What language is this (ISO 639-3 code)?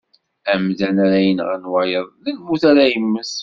kab